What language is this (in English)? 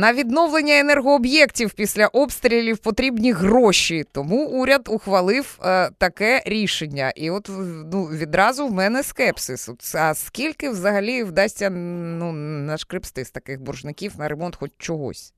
Ukrainian